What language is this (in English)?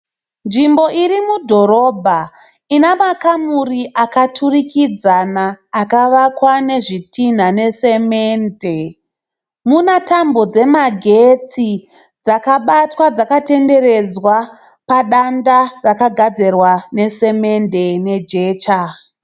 Shona